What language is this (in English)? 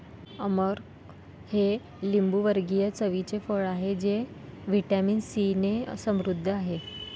Marathi